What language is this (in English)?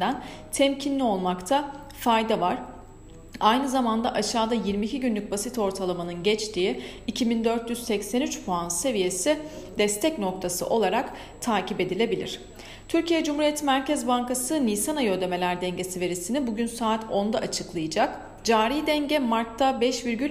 Turkish